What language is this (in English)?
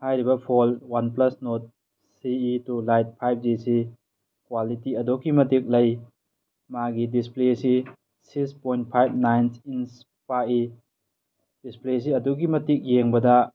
Manipuri